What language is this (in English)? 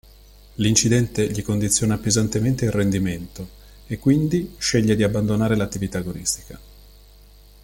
Italian